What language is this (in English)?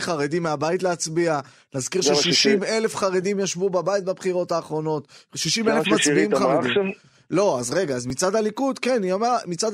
Hebrew